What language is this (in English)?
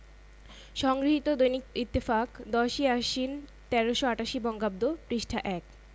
Bangla